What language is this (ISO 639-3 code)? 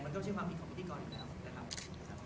tha